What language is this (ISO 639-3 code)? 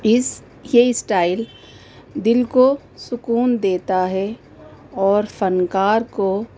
urd